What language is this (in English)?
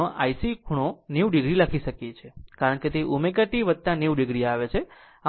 Gujarati